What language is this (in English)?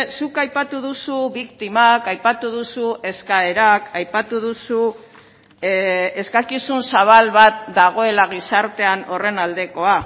Basque